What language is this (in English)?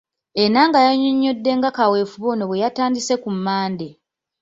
Ganda